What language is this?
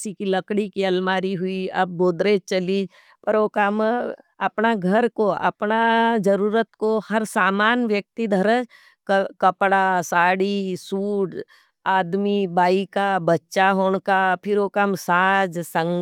Nimadi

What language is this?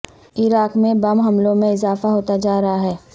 Urdu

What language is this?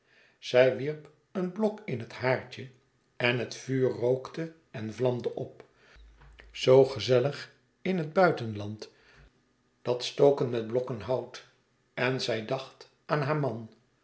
Dutch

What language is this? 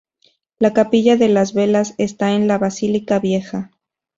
Spanish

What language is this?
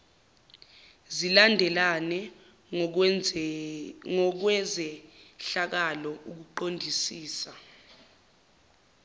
Zulu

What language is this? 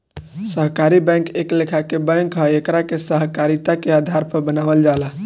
Bhojpuri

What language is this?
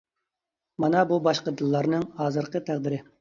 Uyghur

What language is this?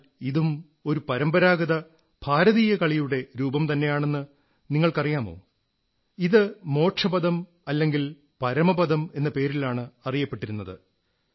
Malayalam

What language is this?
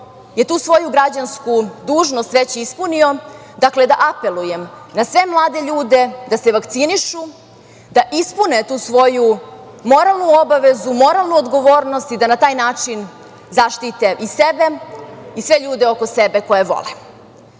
Serbian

